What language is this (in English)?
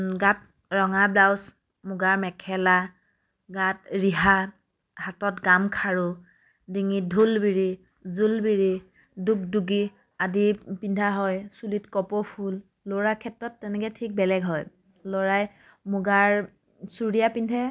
Assamese